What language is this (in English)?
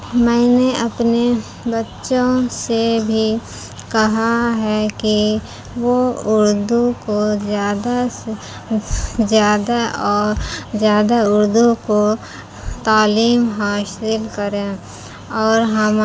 Urdu